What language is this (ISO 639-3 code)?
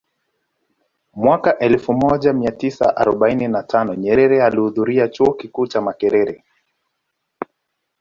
swa